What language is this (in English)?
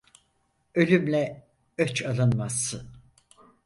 Turkish